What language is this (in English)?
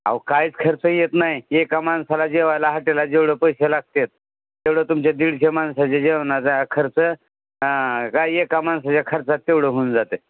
Marathi